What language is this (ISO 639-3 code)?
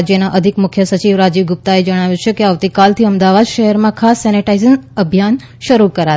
guj